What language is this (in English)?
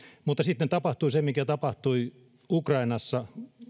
Finnish